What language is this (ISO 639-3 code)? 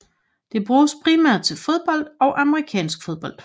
dan